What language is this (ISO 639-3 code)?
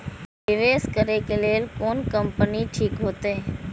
mai